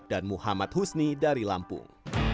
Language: Indonesian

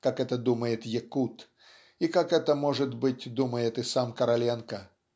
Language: Russian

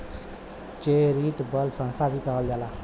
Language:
Bhojpuri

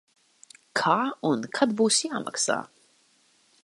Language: Latvian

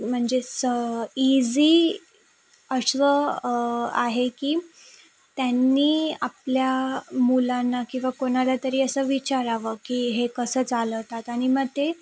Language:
Marathi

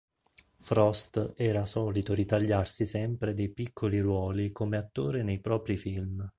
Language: Italian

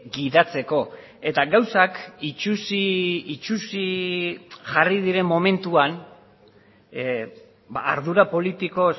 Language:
Basque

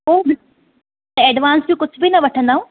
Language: Sindhi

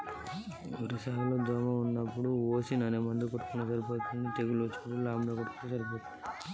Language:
Telugu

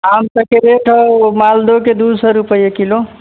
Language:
Maithili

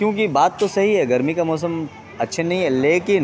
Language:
Urdu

